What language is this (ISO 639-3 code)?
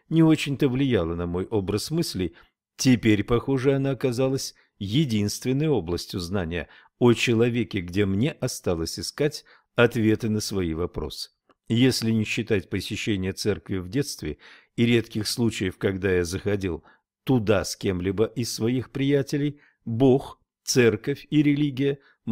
rus